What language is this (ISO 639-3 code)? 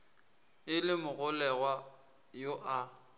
nso